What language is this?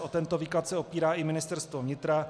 Czech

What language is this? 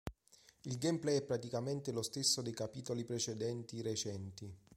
Italian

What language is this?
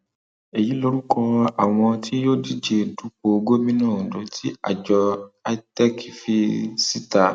Yoruba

